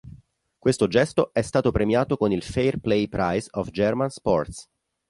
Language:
Italian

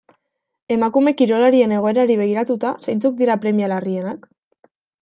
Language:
Basque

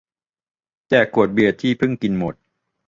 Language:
Thai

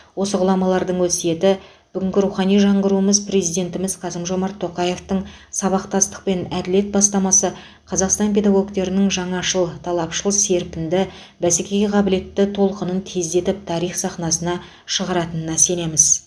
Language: Kazakh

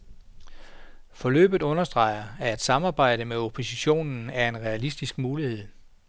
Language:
Danish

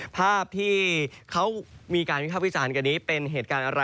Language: Thai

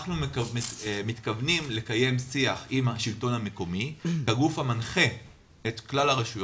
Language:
Hebrew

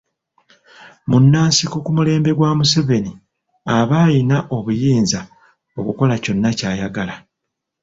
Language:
Ganda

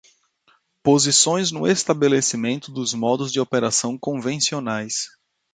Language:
Portuguese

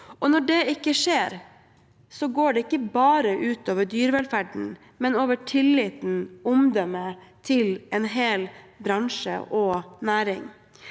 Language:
Norwegian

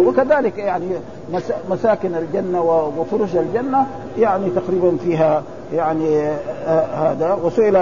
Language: Arabic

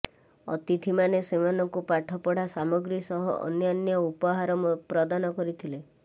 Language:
Odia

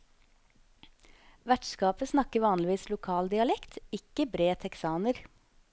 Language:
Norwegian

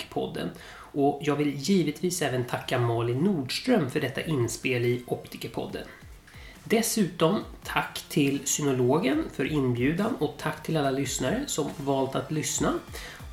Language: Swedish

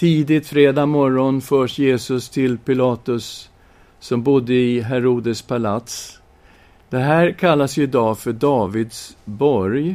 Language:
Swedish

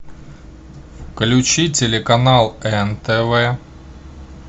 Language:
Russian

